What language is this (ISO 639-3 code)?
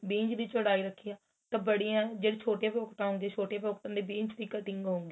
pan